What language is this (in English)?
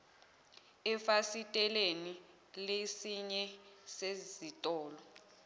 Zulu